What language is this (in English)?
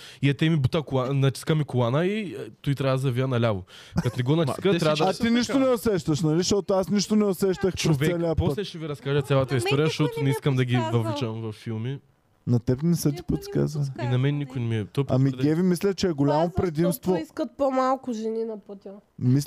Bulgarian